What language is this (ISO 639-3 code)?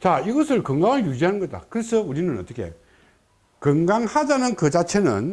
kor